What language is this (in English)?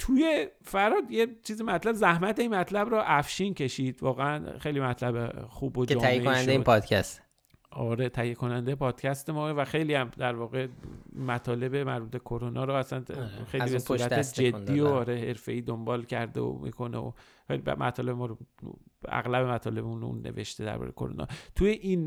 Persian